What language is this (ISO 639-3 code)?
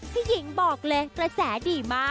tha